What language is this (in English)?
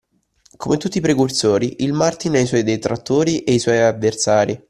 Italian